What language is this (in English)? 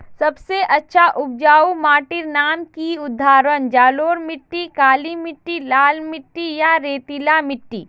Magahi